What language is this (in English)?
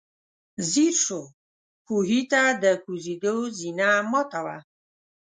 Pashto